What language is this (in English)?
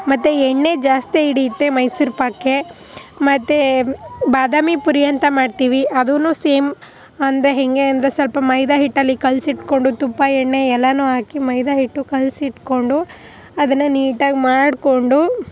Kannada